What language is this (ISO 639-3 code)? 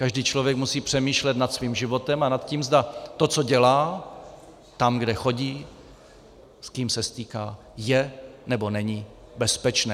ces